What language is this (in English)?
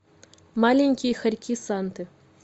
Russian